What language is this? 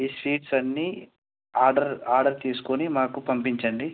Telugu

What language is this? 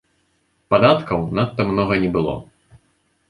Belarusian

